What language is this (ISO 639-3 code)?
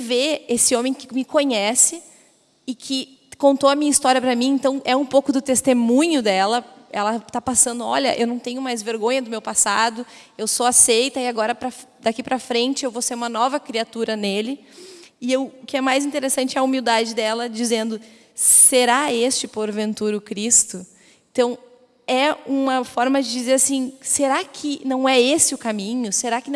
por